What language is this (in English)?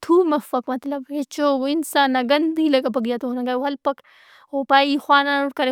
Brahui